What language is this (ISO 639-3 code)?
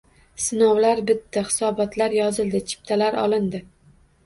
uzb